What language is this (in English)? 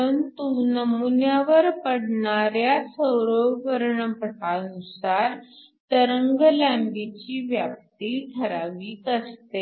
Marathi